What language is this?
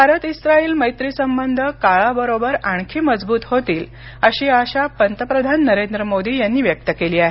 Marathi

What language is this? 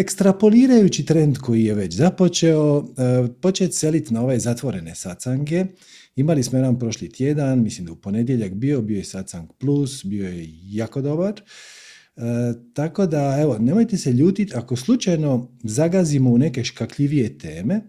Croatian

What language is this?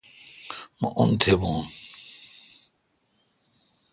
Kalkoti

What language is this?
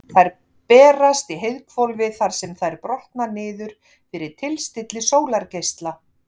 Icelandic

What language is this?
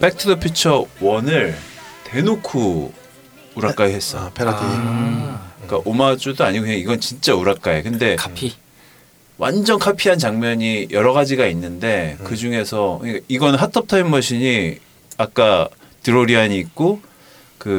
Korean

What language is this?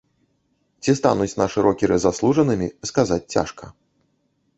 Belarusian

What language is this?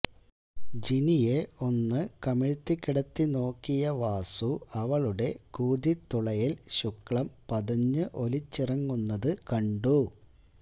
Malayalam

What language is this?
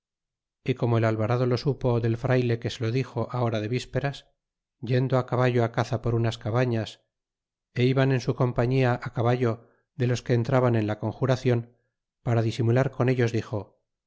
Spanish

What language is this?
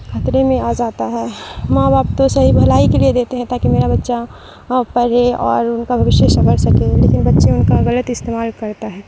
Urdu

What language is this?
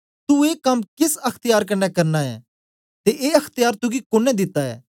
Dogri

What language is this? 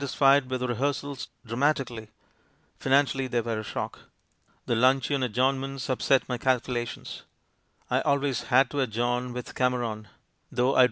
English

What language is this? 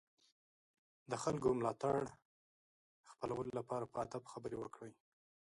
Pashto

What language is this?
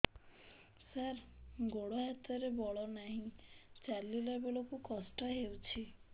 Odia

